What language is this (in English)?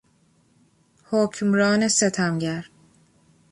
Persian